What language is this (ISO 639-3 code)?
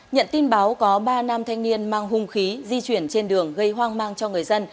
vie